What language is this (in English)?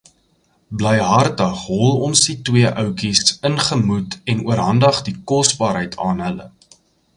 Afrikaans